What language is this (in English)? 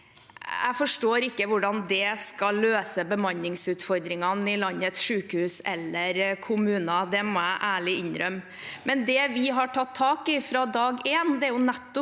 Norwegian